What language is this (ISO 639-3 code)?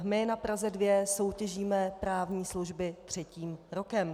ces